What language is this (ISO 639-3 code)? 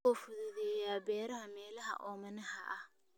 som